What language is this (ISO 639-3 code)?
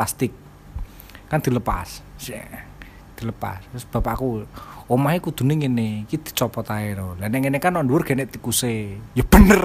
ind